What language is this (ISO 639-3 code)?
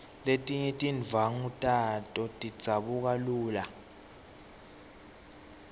ssw